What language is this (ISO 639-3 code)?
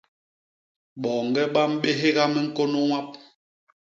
bas